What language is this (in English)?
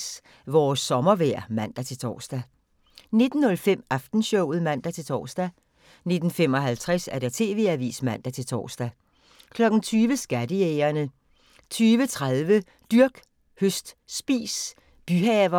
Danish